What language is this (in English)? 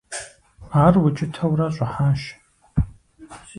Kabardian